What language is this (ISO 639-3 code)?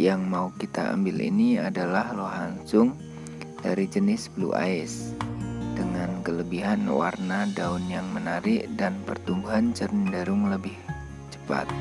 ind